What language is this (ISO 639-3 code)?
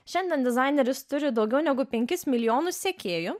lit